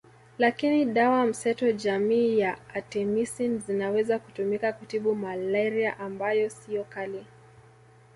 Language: Swahili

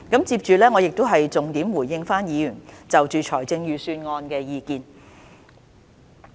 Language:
Cantonese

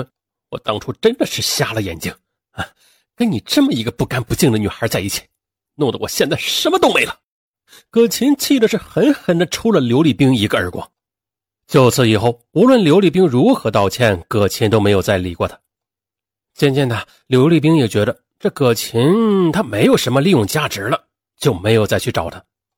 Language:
Chinese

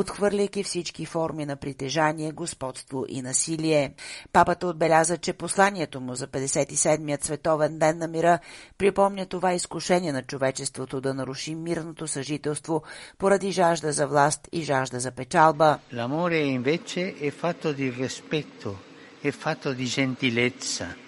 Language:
Bulgarian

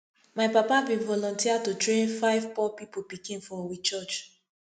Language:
Nigerian Pidgin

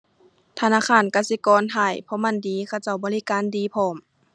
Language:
Thai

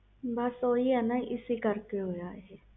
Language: Punjabi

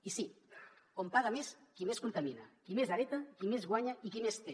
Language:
Catalan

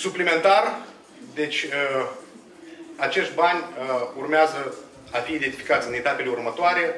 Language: Romanian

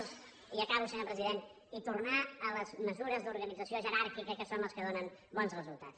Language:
Catalan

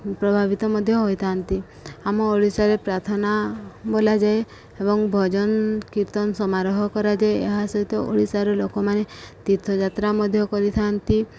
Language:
Odia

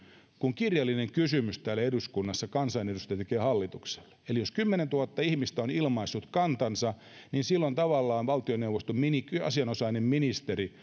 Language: Finnish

